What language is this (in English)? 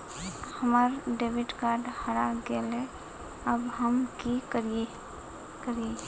Magahi